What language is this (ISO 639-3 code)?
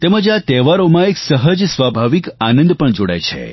guj